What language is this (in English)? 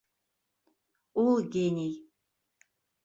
Bashkir